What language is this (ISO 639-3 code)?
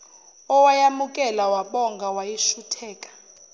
zul